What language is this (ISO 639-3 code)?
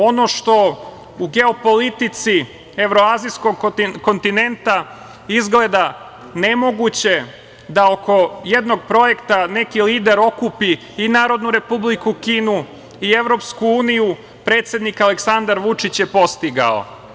srp